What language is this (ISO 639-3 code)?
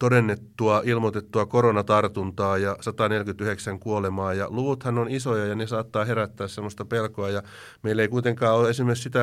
fin